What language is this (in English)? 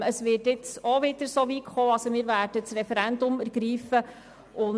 Swiss German